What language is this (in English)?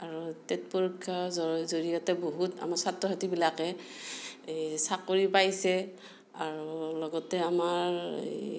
Assamese